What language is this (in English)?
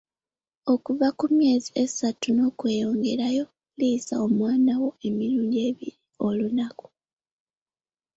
Ganda